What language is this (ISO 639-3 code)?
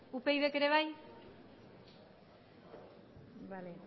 eus